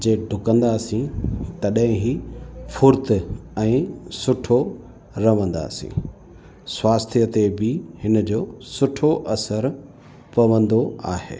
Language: Sindhi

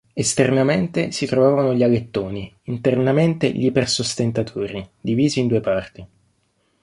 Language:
Italian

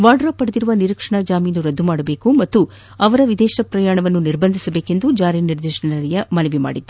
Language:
Kannada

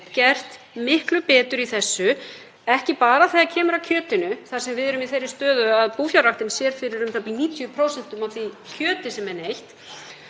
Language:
Icelandic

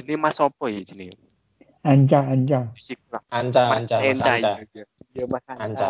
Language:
Indonesian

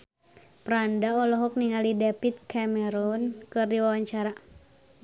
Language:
Sundanese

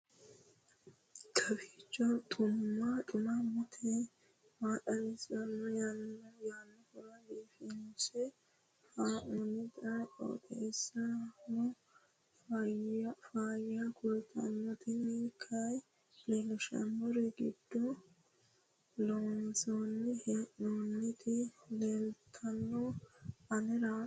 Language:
Sidamo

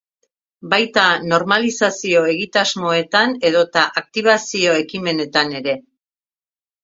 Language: Basque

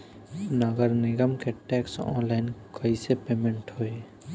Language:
Bhojpuri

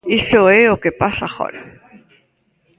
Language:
Galician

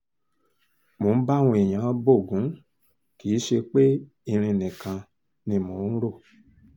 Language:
Yoruba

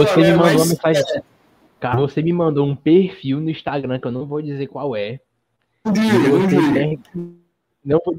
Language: Portuguese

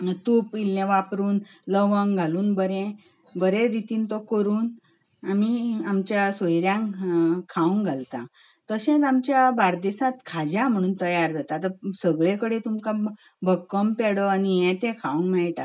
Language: Konkani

